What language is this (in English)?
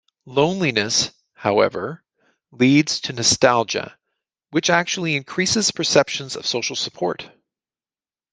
English